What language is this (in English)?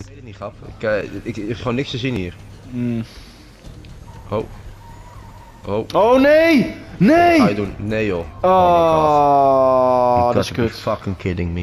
Dutch